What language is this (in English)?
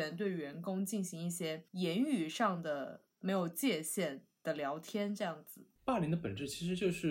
Chinese